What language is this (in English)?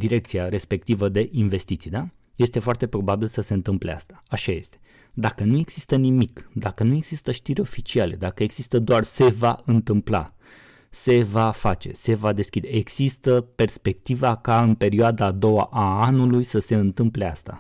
Romanian